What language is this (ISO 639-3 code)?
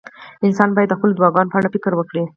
pus